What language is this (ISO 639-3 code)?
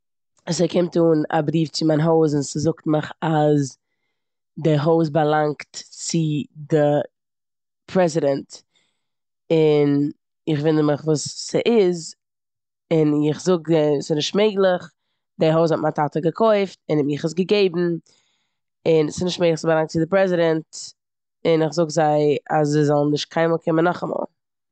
yid